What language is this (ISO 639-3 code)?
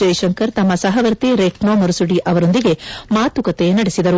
kan